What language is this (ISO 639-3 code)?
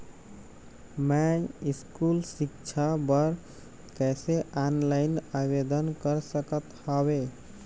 hne